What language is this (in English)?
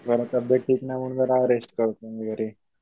Marathi